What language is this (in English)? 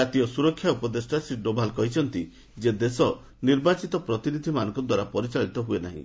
Odia